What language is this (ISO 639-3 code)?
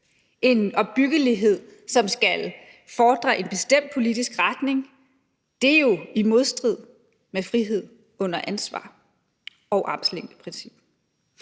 dan